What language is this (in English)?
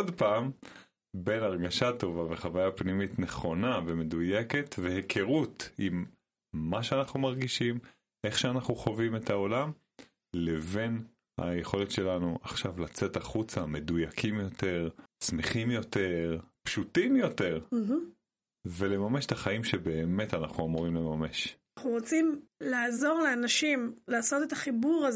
Hebrew